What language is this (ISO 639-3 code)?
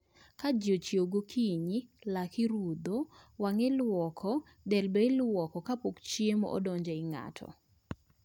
luo